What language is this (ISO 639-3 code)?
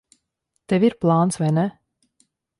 lav